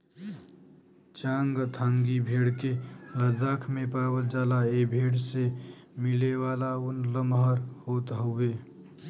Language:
Bhojpuri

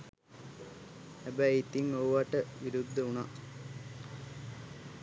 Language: Sinhala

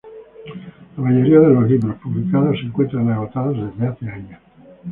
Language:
Spanish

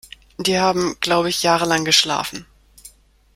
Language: German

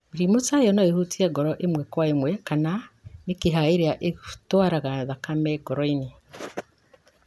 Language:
Kikuyu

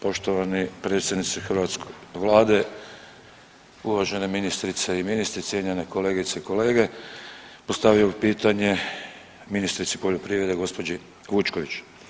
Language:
Croatian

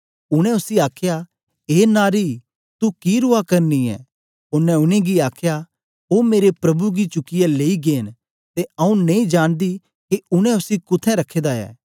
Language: Dogri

